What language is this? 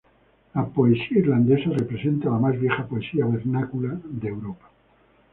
Spanish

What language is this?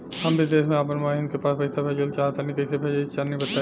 Bhojpuri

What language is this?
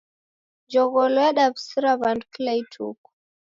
Taita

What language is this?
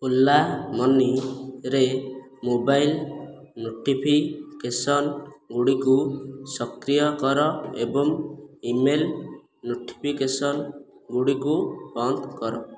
Odia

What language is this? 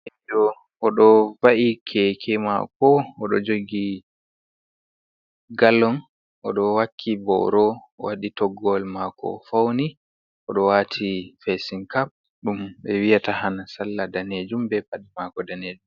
Fula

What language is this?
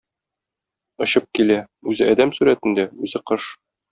Tatar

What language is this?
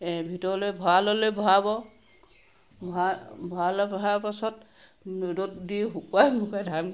Assamese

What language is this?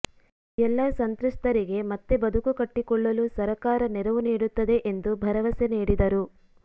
Kannada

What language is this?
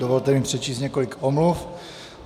Czech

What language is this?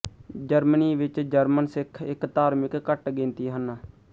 Punjabi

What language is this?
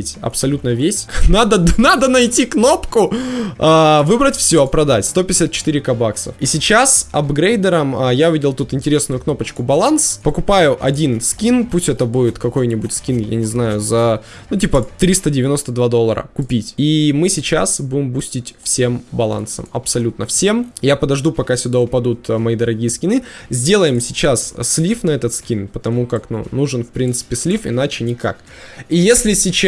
Russian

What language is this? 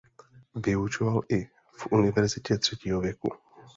Czech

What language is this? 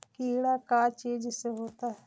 Magahi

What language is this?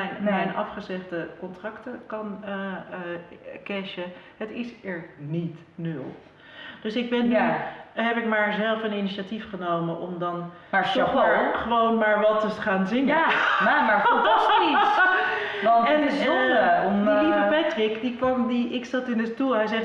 Dutch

